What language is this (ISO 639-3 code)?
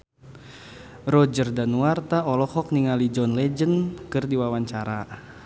sun